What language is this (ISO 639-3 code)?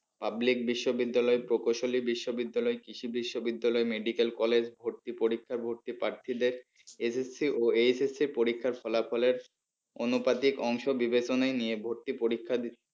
ben